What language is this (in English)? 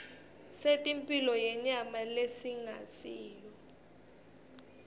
Swati